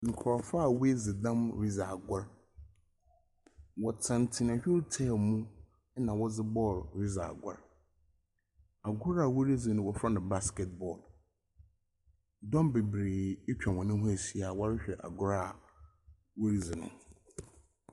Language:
Akan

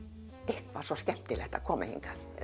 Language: Icelandic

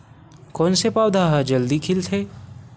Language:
Chhattisgarhi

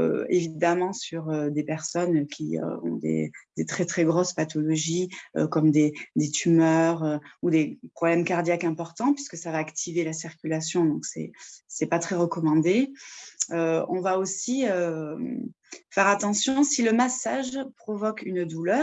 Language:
French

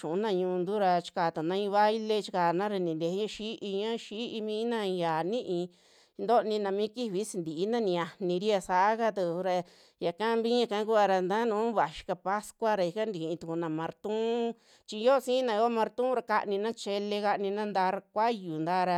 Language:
Western Juxtlahuaca Mixtec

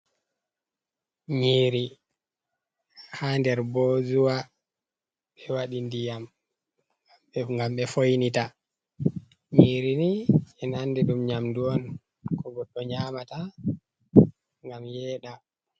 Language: Fula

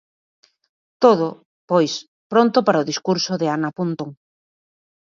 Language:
Galician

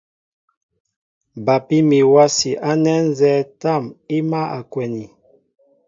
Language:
Mbo (Cameroon)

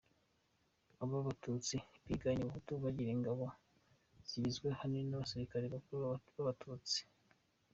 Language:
Kinyarwanda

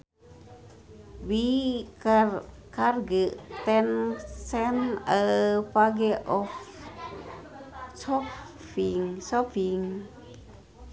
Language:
Sundanese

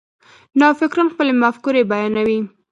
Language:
Pashto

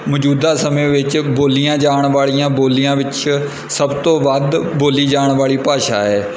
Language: Punjabi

